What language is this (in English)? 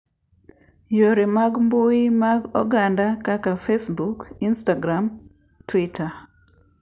Luo (Kenya and Tanzania)